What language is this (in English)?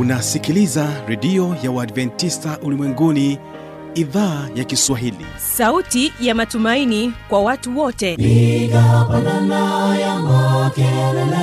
Swahili